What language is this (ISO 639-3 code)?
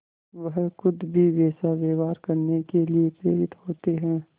hin